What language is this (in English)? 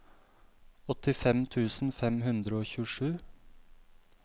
Norwegian